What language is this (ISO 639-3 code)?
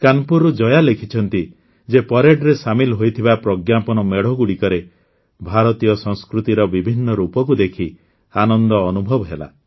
ori